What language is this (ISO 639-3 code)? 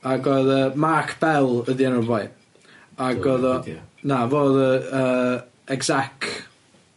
cym